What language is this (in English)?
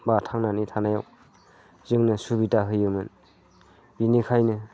Bodo